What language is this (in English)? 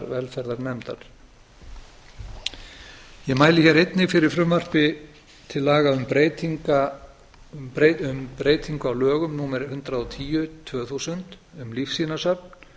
Icelandic